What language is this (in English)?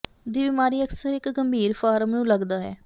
Punjabi